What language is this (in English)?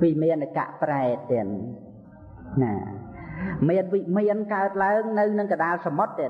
Vietnamese